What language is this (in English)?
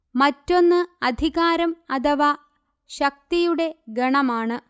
Malayalam